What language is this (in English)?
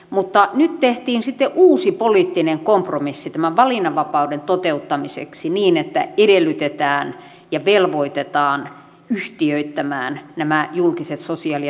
Finnish